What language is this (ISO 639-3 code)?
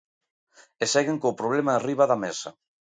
glg